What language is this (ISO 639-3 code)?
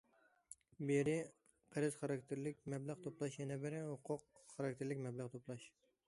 uig